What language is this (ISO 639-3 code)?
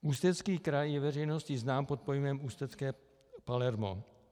ces